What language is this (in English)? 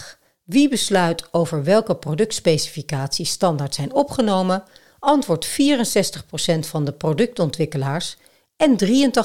Dutch